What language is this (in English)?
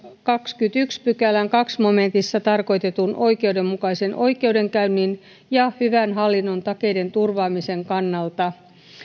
Finnish